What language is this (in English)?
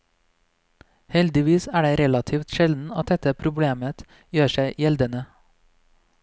Norwegian